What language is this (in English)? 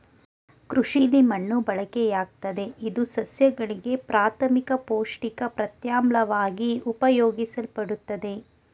Kannada